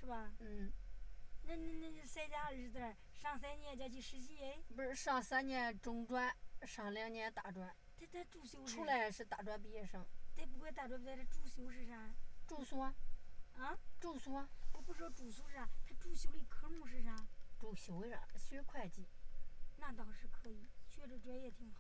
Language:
Chinese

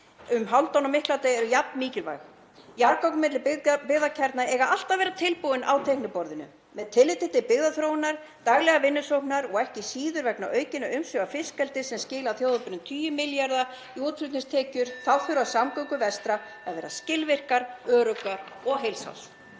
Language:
Icelandic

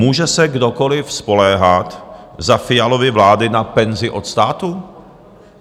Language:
Czech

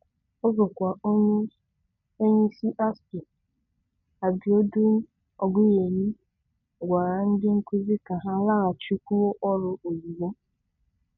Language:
Igbo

